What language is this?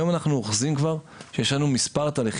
Hebrew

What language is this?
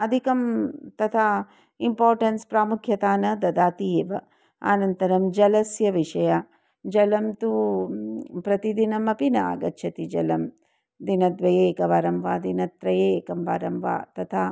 Sanskrit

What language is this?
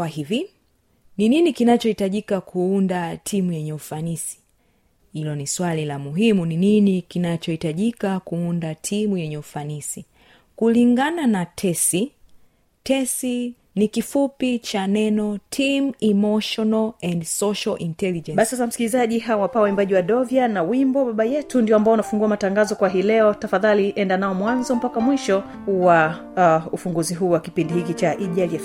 Swahili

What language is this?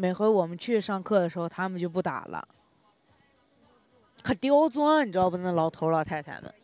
Chinese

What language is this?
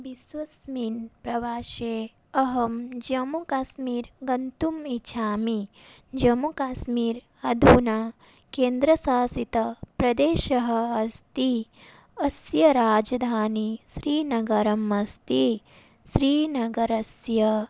Sanskrit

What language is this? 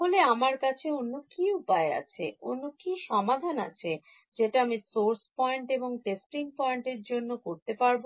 Bangla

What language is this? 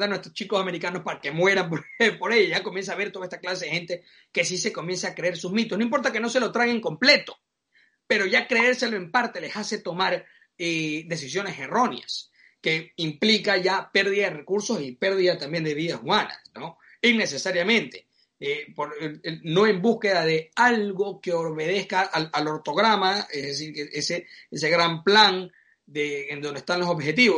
Spanish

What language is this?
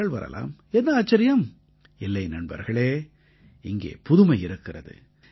Tamil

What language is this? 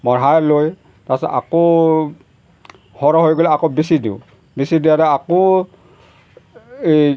Assamese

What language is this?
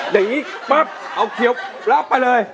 Thai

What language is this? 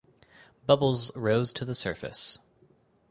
English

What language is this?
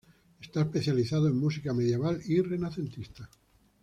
Spanish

